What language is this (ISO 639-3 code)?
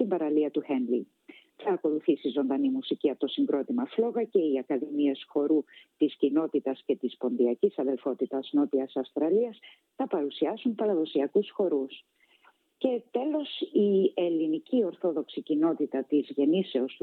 ell